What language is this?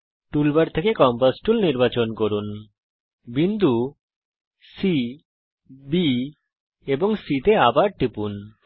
Bangla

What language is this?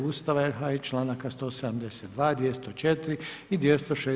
Croatian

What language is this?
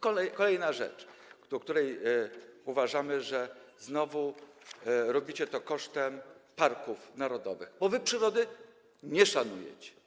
Polish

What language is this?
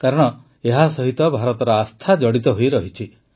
Odia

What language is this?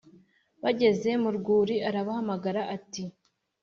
Kinyarwanda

